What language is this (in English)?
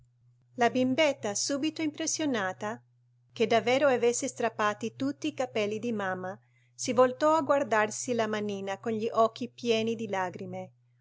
Italian